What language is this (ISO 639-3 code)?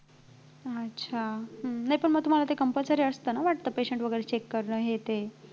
mar